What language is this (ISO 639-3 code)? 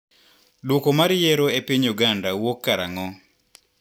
luo